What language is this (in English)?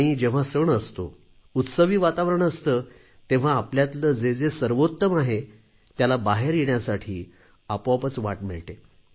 Marathi